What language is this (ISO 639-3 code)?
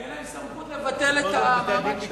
heb